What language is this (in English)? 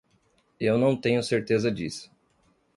Portuguese